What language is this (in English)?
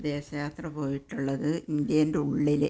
Malayalam